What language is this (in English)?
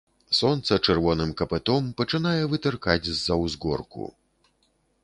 Belarusian